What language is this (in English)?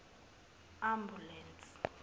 Zulu